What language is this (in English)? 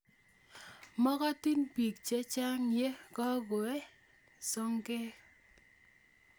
Kalenjin